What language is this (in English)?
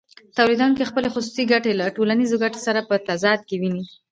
Pashto